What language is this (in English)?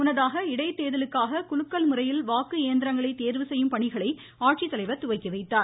Tamil